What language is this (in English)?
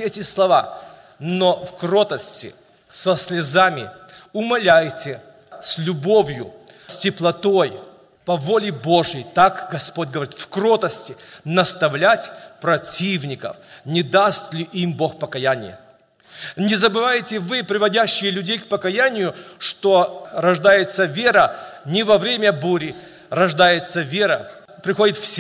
Russian